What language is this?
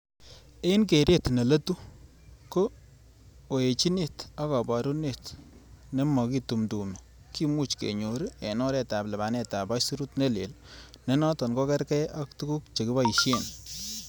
Kalenjin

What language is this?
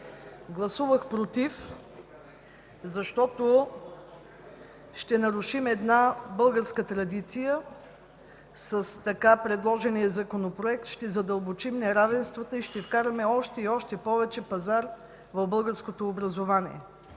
Bulgarian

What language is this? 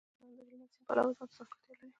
Pashto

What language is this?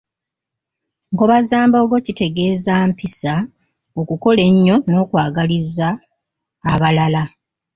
Ganda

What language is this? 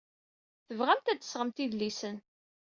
Kabyle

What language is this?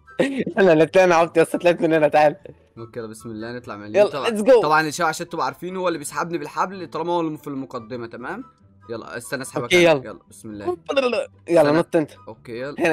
Arabic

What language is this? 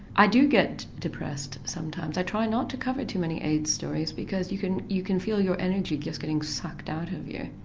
English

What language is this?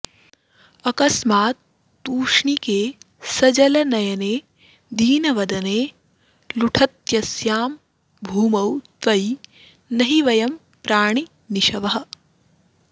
Sanskrit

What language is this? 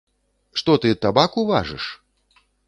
Belarusian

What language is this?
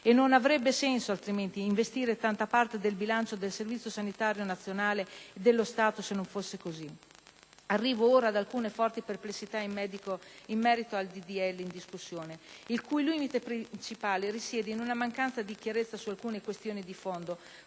Italian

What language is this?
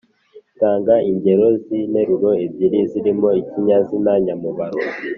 Kinyarwanda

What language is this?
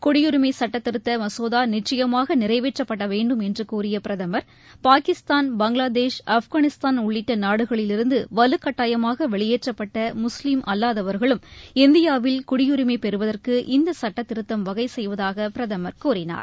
Tamil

